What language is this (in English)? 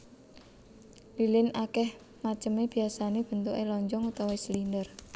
Javanese